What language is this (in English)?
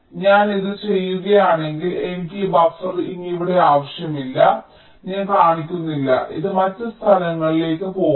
Malayalam